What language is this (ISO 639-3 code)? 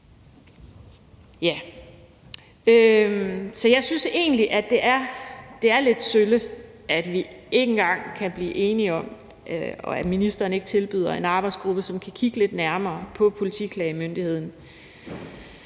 dan